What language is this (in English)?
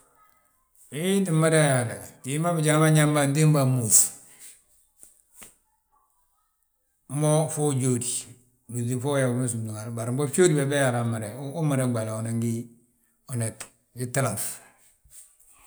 Balanta-Ganja